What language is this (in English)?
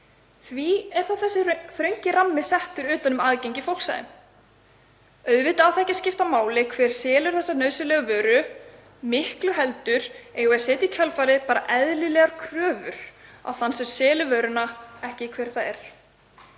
Icelandic